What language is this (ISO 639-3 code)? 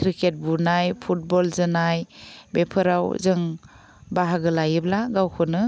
brx